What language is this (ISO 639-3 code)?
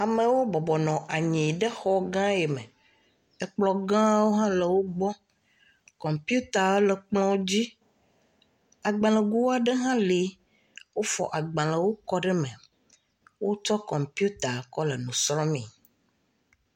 ewe